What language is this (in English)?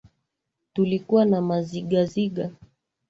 Swahili